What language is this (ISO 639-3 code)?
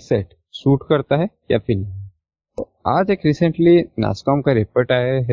hin